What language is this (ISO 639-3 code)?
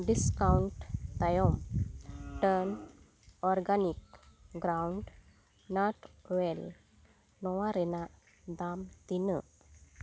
sat